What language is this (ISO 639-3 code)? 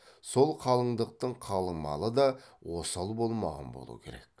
kaz